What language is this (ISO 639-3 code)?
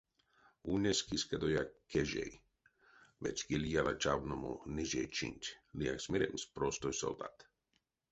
myv